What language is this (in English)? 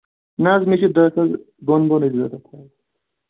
Kashmiri